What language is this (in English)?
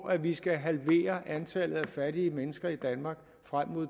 Danish